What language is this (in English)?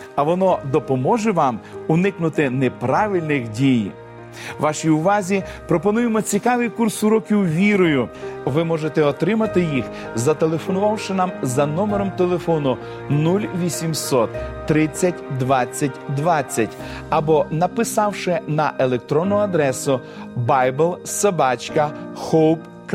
Ukrainian